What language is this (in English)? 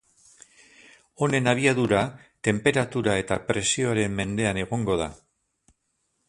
Basque